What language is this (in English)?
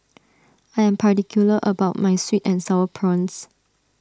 English